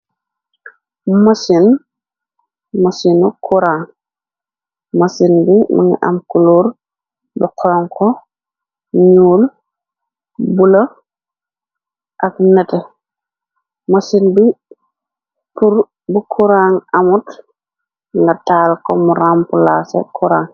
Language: Wolof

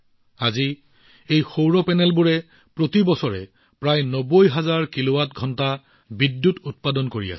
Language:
Assamese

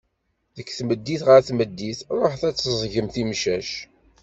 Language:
Kabyle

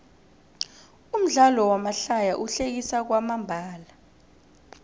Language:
South Ndebele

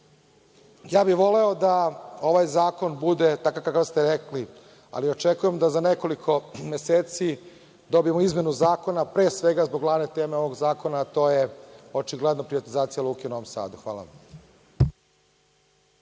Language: Serbian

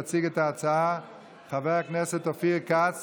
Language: Hebrew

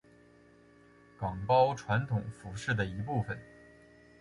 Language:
Chinese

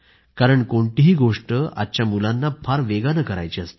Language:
Marathi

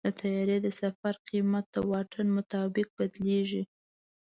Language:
Pashto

